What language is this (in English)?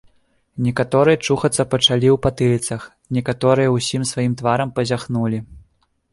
Belarusian